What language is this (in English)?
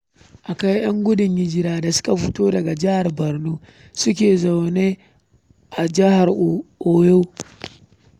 Hausa